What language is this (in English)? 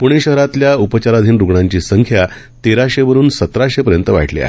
Marathi